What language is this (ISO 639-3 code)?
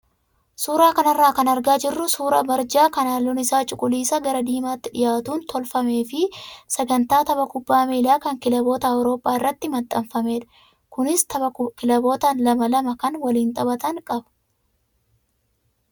orm